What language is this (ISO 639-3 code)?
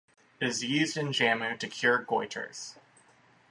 eng